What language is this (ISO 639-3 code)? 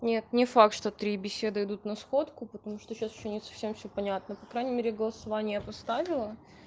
rus